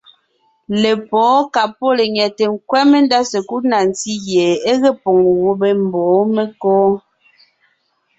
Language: Ngiemboon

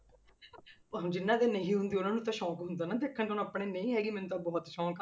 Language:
Punjabi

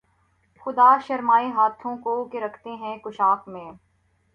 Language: Urdu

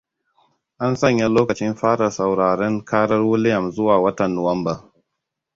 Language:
Hausa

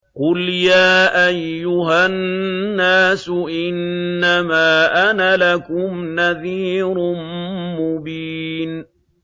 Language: Arabic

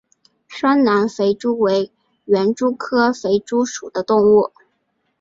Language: Chinese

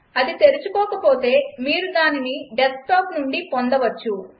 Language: Telugu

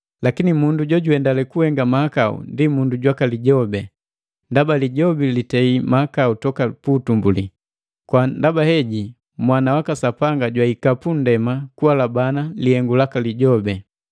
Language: Matengo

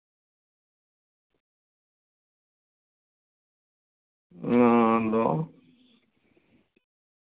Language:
Santali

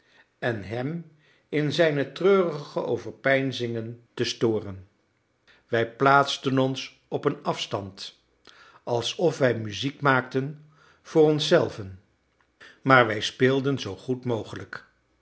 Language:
Dutch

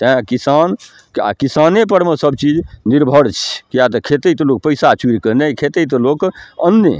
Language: Maithili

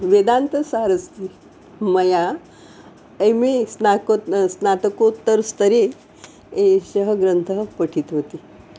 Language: Sanskrit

